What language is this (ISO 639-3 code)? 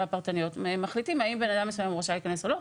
heb